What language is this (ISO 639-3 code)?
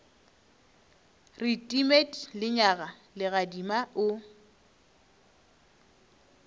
nso